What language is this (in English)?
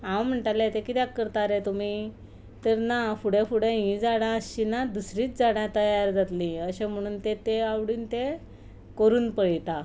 Konkani